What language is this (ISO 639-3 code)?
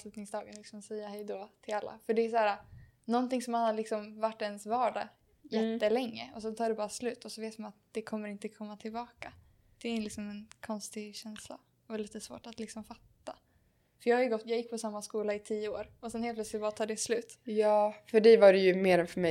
swe